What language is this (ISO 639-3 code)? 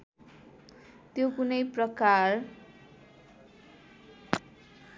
nep